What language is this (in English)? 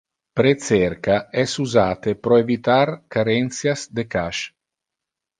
Interlingua